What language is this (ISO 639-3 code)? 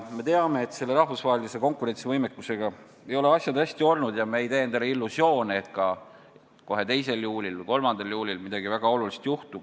est